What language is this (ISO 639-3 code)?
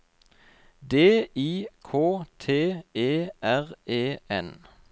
nor